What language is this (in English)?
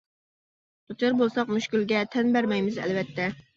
Uyghur